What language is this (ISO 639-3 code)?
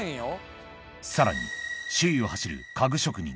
jpn